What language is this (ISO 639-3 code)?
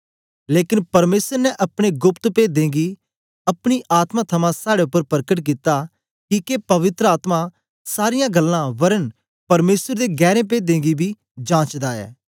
doi